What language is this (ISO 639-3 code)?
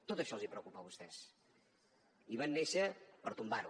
cat